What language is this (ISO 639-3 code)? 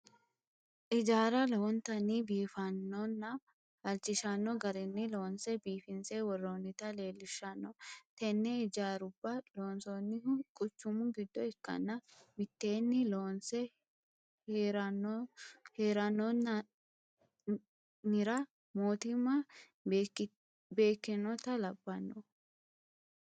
sid